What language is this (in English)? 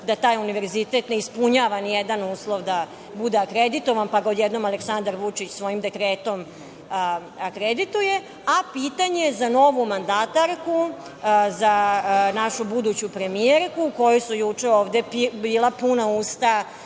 Serbian